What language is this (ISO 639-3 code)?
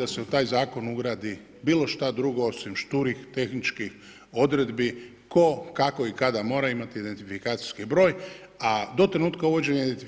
hrv